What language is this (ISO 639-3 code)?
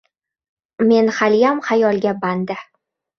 uzb